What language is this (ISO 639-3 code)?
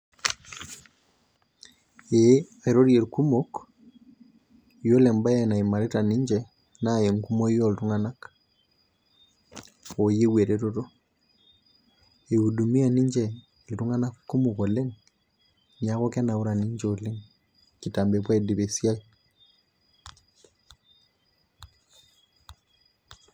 mas